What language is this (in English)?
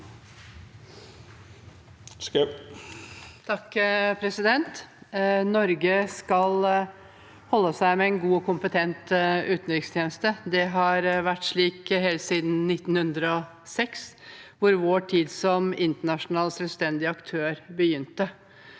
Norwegian